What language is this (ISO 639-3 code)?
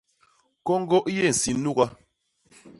bas